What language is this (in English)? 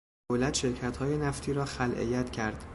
Persian